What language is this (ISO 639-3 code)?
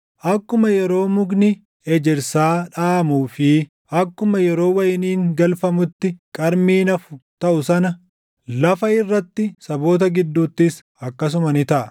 orm